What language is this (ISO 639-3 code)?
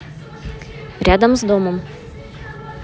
rus